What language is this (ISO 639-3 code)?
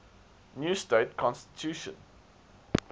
eng